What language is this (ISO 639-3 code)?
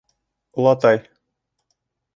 bak